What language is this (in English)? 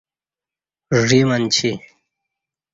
Kati